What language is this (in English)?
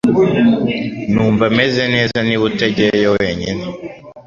Kinyarwanda